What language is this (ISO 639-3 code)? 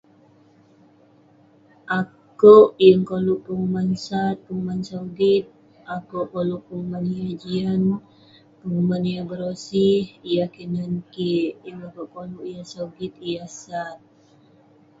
pne